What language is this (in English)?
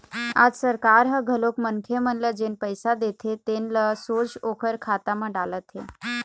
Chhattisgarhi